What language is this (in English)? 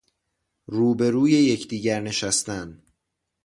Persian